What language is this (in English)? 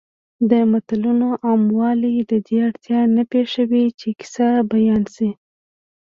Pashto